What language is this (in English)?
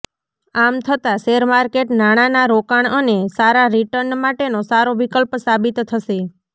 Gujarati